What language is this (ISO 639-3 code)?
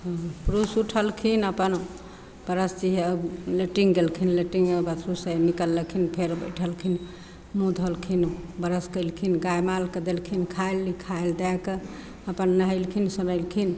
mai